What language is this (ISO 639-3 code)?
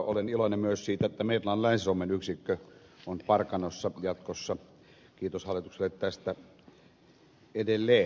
fin